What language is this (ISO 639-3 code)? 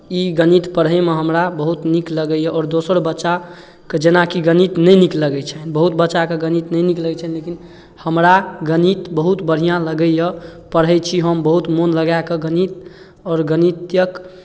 mai